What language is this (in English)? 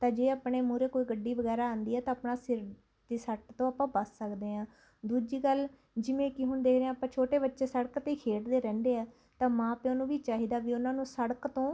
Punjabi